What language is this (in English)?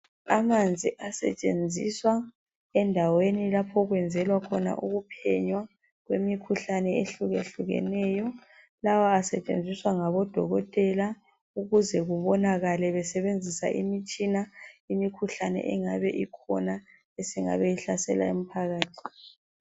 North Ndebele